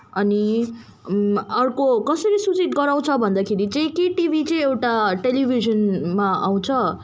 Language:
Nepali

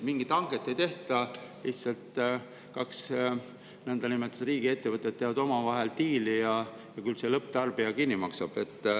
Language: Estonian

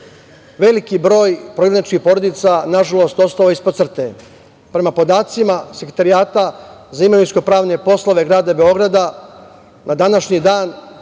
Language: Serbian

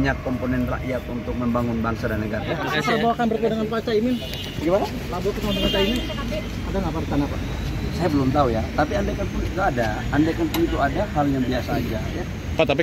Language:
Indonesian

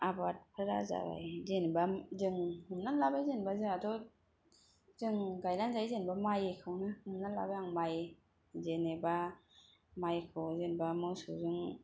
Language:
Bodo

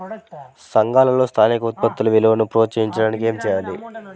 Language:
Telugu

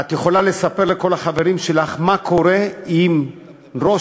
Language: Hebrew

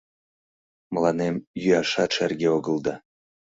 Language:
Mari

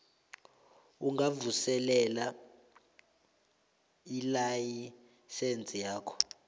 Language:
South Ndebele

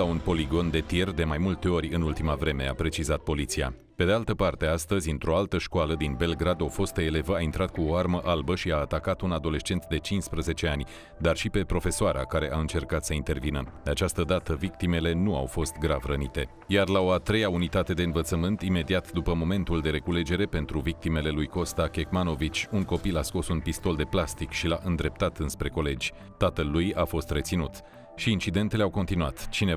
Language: Romanian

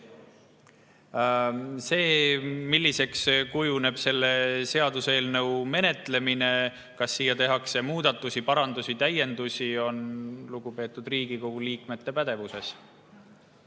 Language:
Estonian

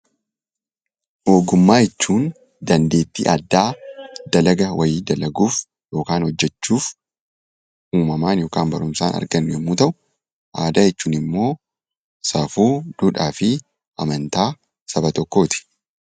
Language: Oromo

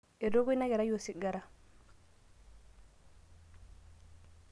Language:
Masai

